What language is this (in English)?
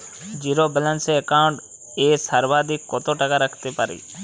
Bangla